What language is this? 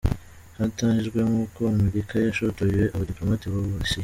Kinyarwanda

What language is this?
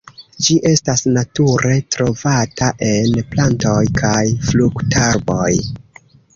Esperanto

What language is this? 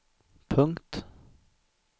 Swedish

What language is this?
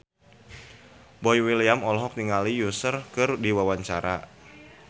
Sundanese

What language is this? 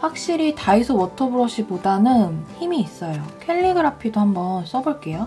Korean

